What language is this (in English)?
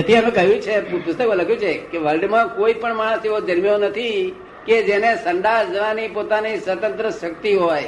Gujarati